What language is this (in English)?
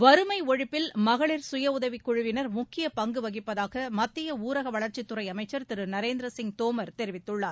Tamil